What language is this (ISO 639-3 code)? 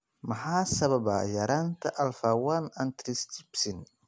som